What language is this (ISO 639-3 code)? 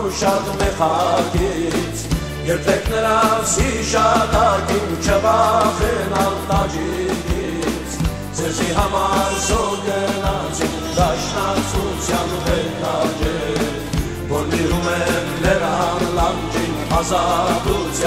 tur